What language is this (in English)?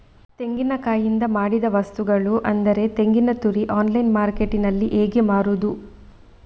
Kannada